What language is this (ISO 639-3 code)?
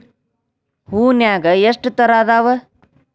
kan